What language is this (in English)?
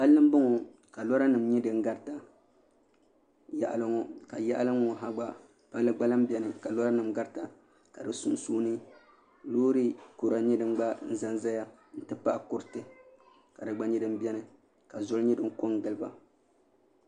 Dagbani